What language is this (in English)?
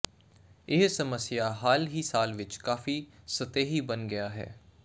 Punjabi